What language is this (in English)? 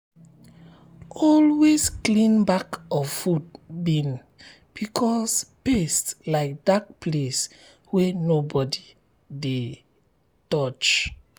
Nigerian Pidgin